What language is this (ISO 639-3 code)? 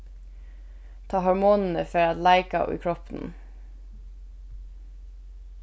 fao